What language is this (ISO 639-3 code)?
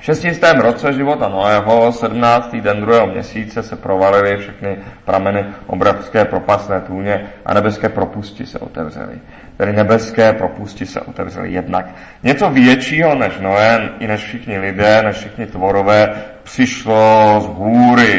ces